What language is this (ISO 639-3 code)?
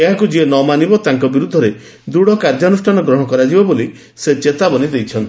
ori